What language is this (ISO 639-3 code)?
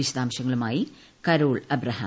mal